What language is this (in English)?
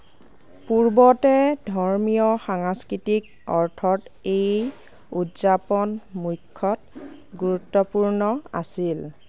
Assamese